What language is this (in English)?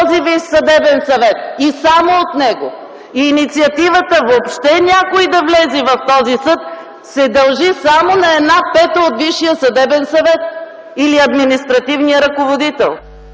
Bulgarian